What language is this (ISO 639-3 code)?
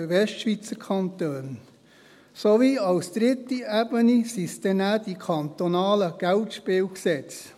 gsw